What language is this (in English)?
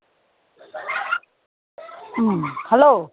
Manipuri